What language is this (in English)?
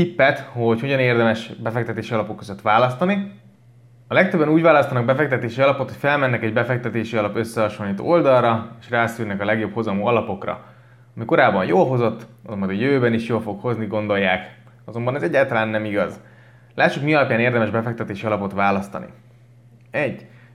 Hungarian